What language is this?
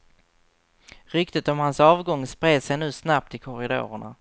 Swedish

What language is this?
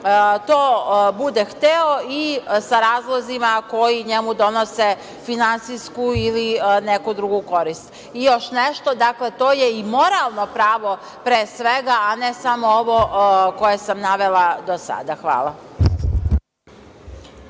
Serbian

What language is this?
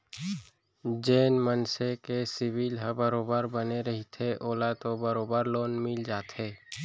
Chhattisgarhi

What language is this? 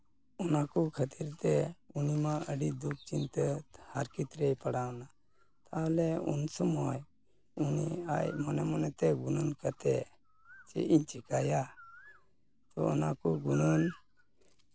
Santali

